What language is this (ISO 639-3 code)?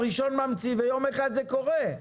heb